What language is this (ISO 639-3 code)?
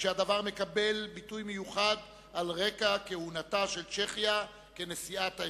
heb